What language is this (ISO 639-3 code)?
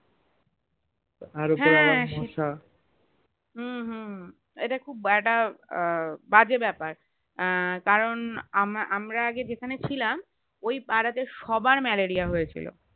ben